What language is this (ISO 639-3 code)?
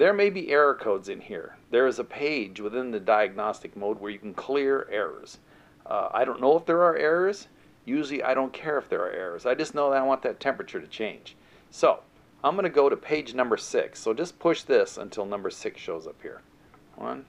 eng